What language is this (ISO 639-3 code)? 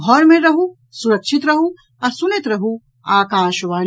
mai